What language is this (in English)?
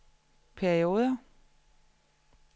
Danish